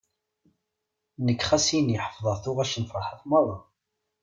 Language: Kabyle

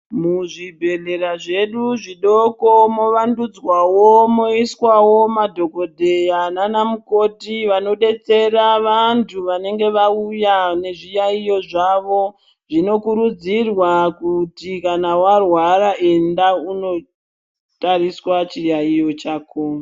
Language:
Ndau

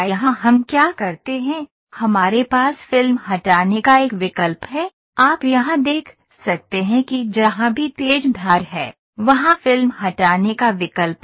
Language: Hindi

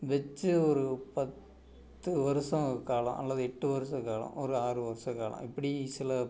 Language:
Tamil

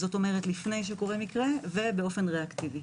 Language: Hebrew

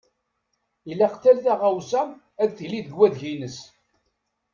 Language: Kabyle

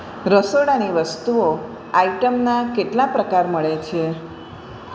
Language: Gujarati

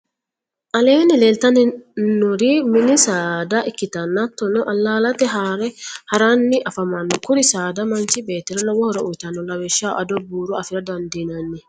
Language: Sidamo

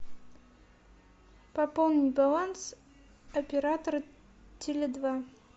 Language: Russian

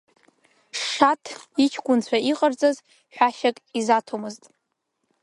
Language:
Abkhazian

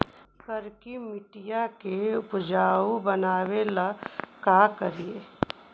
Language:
Magahi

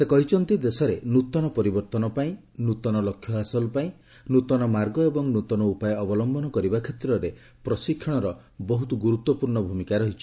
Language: Odia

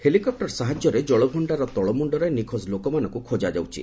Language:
Odia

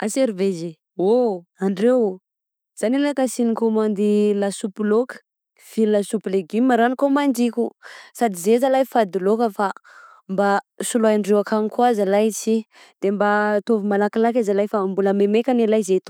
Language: Southern Betsimisaraka Malagasy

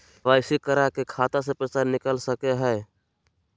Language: Magahi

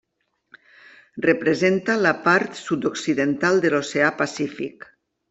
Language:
Catalan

